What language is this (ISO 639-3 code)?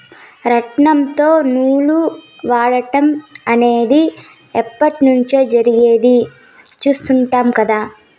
tel